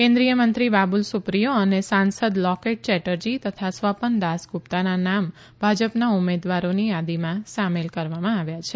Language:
Gujarati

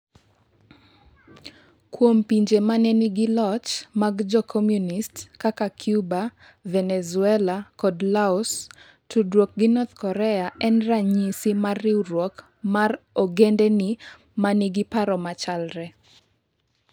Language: Luo (Kenya and Tanzania)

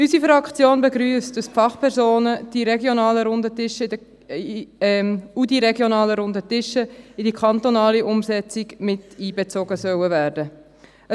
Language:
Swiss German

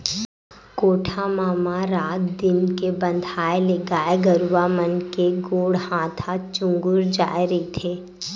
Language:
Chhattisgarhi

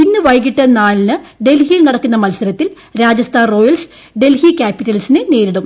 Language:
Malayalam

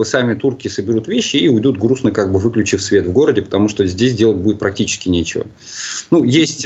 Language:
Russian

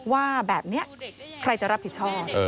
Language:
Thai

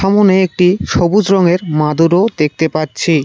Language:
Bangla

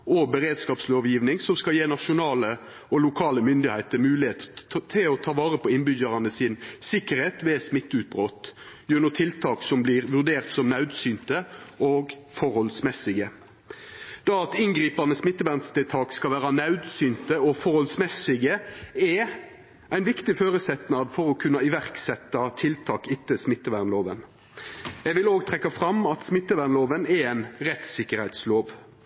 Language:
Norwegian Nynorsk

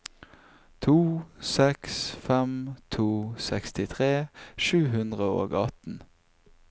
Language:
Norwegian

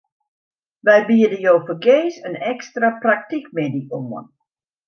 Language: Western Frisian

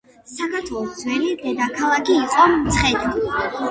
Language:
Georgian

